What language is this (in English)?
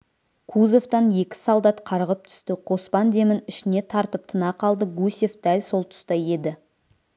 Kazakh